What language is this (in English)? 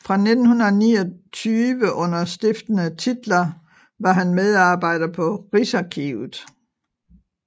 Danish